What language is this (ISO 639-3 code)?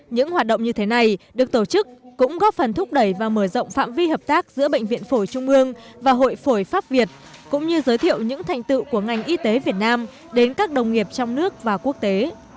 vie